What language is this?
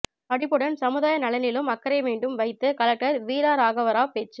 Tamil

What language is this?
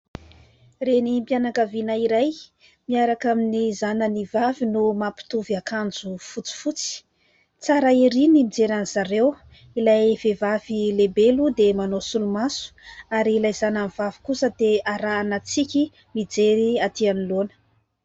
Malagasy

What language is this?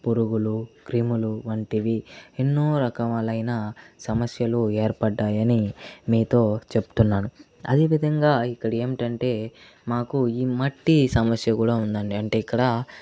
Telugu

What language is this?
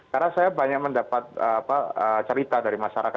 Indonesian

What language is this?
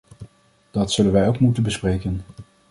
Dutch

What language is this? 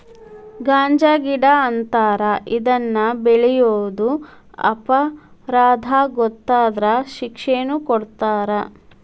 Kannada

